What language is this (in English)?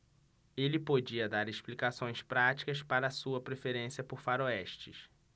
Portuguese